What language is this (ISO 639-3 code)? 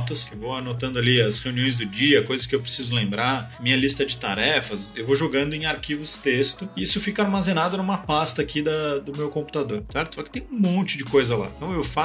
por